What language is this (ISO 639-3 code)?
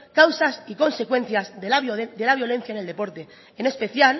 spa